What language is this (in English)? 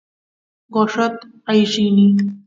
Santiago del Estero Quichua